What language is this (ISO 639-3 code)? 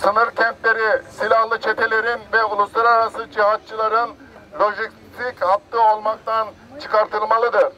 tur